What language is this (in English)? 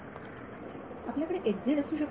Marathi